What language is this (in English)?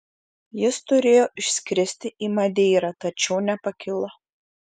Lithuanian